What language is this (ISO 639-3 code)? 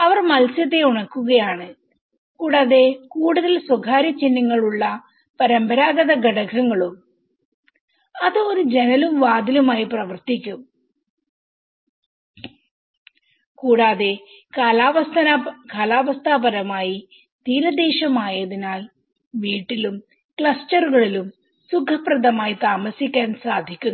mal